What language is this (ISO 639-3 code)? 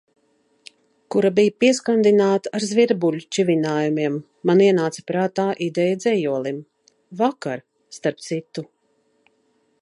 lav